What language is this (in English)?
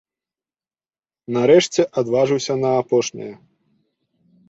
Belarusian